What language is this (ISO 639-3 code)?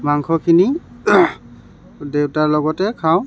asm